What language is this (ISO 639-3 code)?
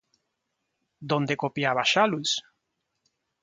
spa